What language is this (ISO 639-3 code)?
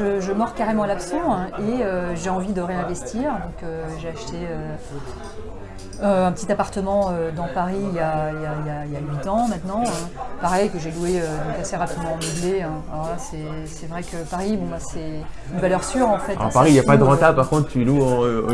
fra